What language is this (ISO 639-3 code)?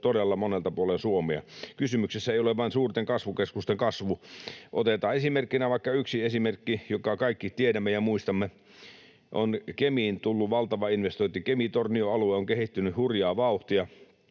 fin